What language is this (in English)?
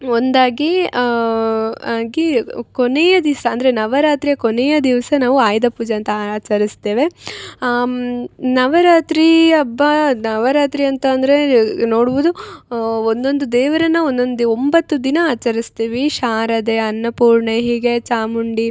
Kannada